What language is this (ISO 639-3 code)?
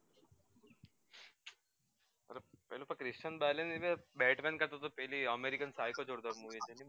guj